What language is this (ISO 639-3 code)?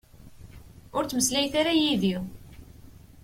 kab